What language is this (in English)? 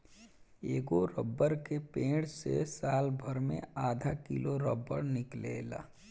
Bhojpuri